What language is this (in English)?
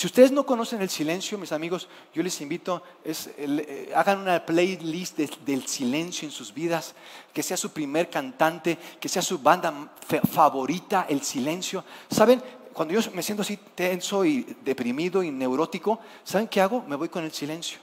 Spanish